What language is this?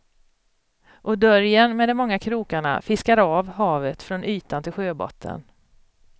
Swedish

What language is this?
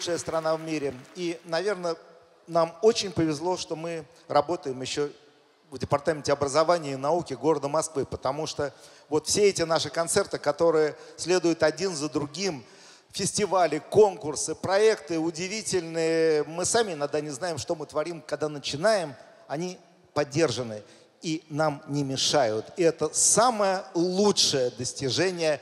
Russian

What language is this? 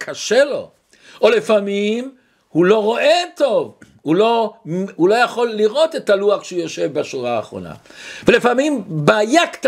Hebrew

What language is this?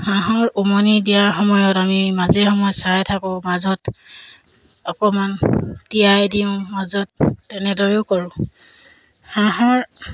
Assamese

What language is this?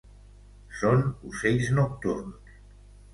Catalan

